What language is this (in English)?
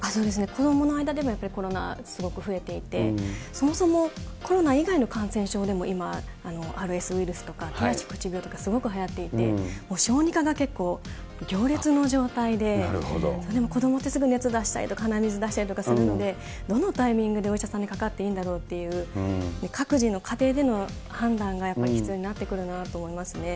Japanese